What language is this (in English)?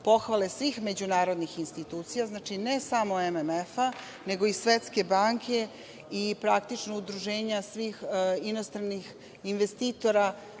Serbian